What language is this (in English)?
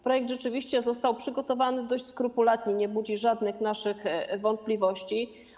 Polish